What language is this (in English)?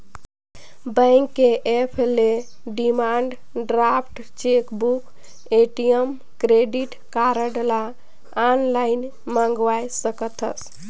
Chhattisgarhi